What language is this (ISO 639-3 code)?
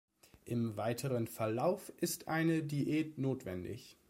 deu